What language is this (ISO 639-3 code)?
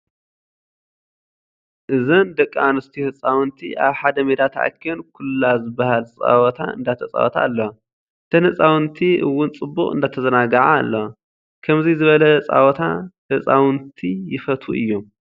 tir